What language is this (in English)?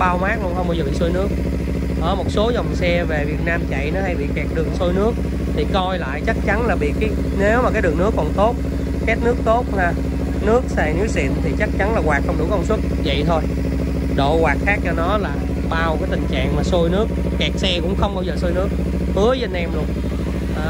Vietnamese